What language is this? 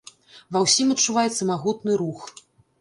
Belarusian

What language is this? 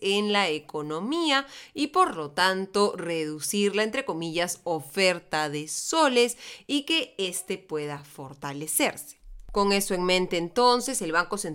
Spanish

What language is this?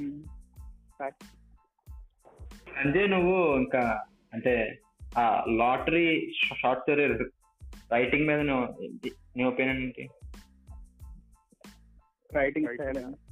Telugu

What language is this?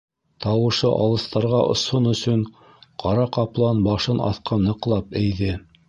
Bashkir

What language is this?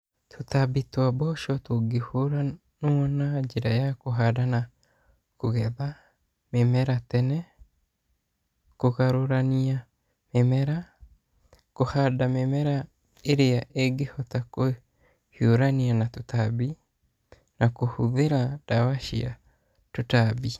Kikuyu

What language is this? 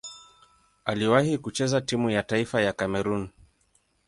Swahili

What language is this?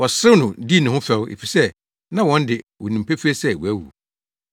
Akan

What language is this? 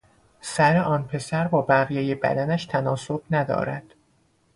Persian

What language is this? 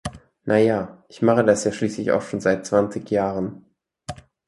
German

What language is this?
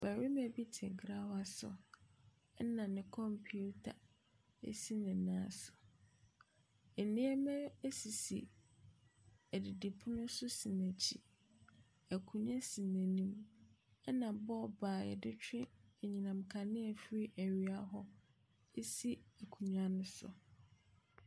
Akan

